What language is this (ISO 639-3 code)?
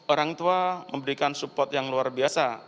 ind